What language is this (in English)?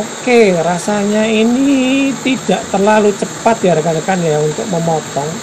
Indonesian